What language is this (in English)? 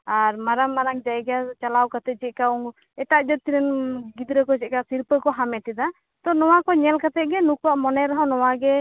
Santali